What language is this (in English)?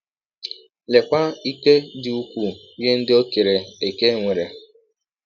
Igbo